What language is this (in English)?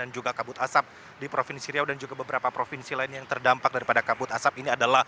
Indonesian